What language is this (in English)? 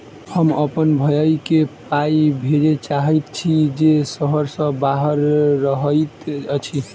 Maithili